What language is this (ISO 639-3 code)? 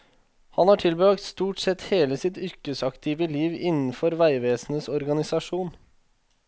nor